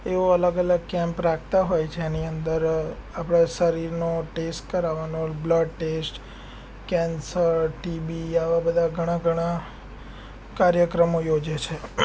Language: Gujarati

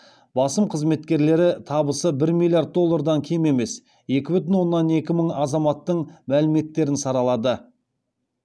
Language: Kazakh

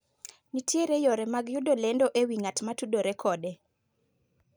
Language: Luo (Kenya and Tanzania)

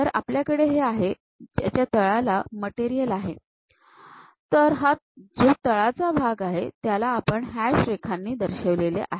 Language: Marathi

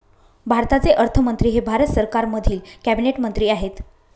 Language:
Marathi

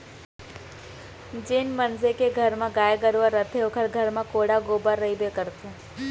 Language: Chhattisgarhi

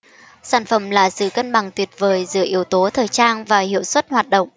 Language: Vietnamese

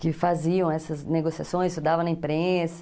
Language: Portuguese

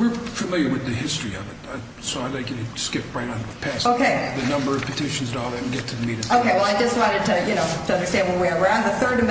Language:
English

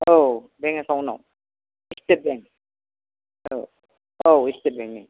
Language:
Bodo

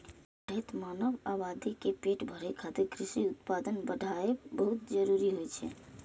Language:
Maithili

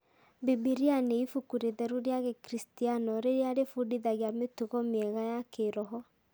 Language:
Kikuyu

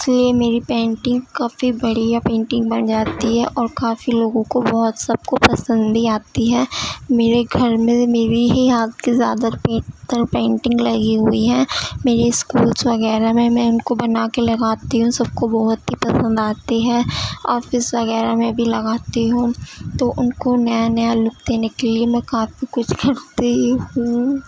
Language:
Urdu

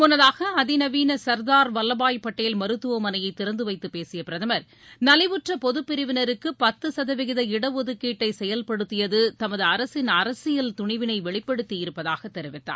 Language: Tamil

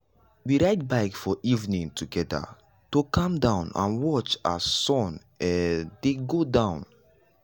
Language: Nigerian Pidgin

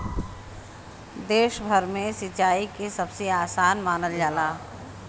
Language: Bhojpuri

